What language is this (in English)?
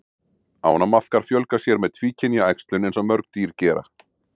Icelandic